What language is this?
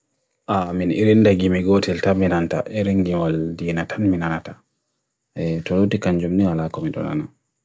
Bagirmi Fulfulde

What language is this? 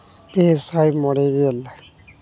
Santali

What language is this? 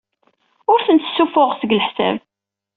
Kabyle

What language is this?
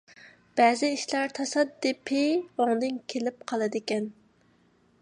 Uyghur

